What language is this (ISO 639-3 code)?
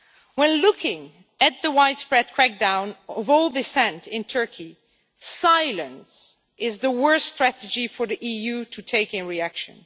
eng